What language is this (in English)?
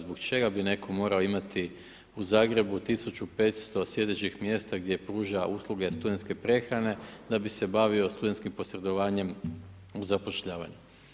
Croatian